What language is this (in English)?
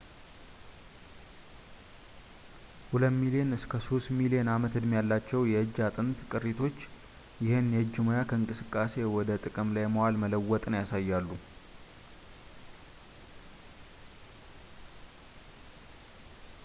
Amharic